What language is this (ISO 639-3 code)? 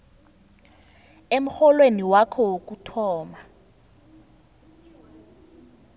nbl